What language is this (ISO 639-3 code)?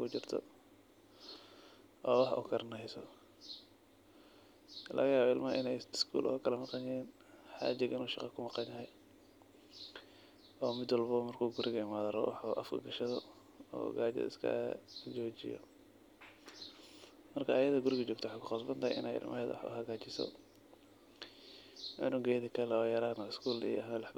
som